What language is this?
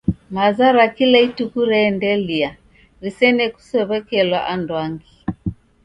Taita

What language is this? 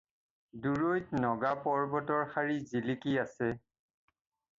Assamese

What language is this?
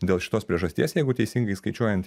Lithuanian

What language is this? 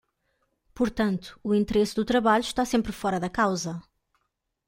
Portuguese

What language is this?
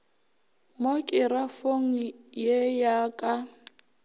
Northern Sotho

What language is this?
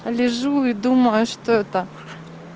Russian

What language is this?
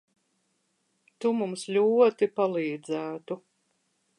Latvian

